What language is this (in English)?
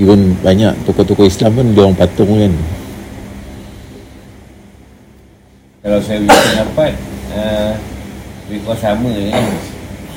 Malay